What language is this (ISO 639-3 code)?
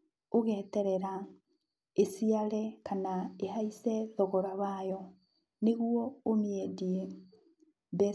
kik